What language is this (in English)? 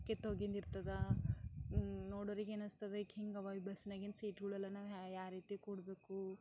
Kannada